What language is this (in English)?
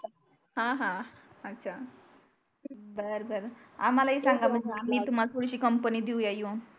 Marathi